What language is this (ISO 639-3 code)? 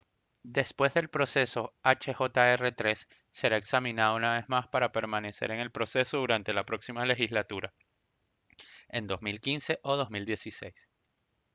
spa